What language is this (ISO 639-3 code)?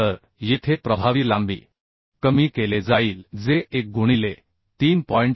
mar